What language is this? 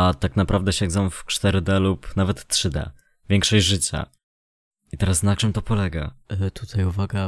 Polish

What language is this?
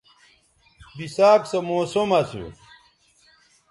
Bateri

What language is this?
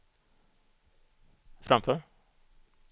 Swedish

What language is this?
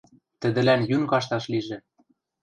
Western Mari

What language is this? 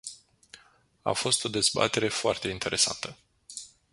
Romanian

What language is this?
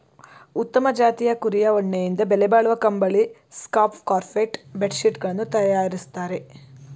Kannada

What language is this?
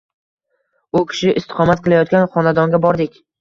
Uzbek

